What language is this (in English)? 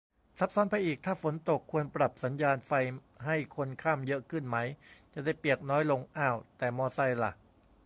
Thai